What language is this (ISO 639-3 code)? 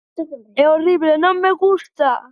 glg